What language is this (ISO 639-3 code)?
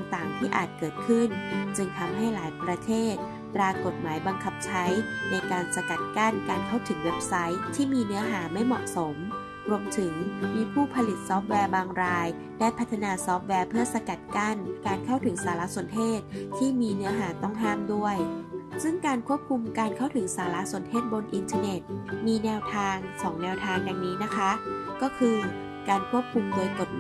tha